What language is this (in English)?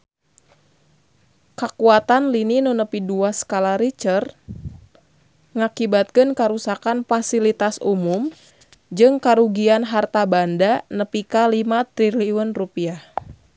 Sundanese